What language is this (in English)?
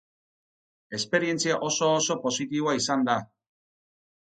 Basque